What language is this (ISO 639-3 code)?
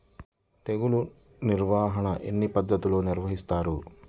tel